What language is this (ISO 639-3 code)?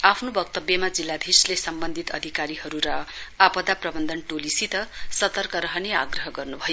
nep